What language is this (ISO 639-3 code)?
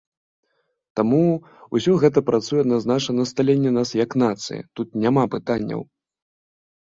bel